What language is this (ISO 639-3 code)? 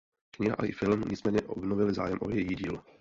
ces